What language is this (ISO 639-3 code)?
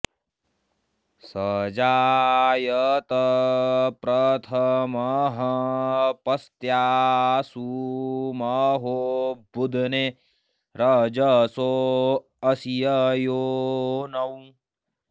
san